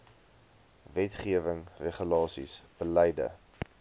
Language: Afrikaans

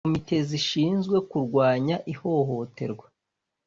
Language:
Kinyarwanda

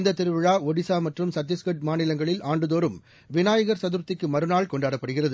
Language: Tamil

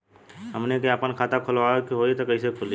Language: Bhojpuri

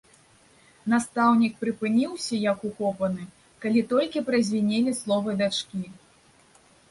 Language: Belarusian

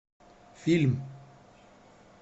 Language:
Russian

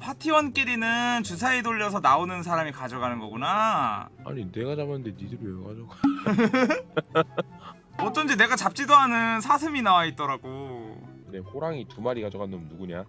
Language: Korean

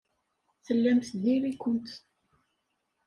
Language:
Kabyle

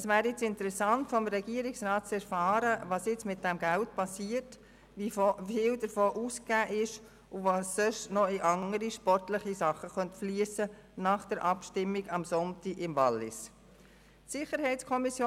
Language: Swiss German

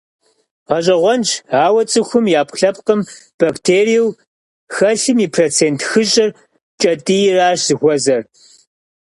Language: Kabardian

